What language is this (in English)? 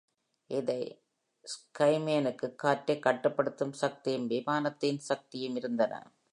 Tamil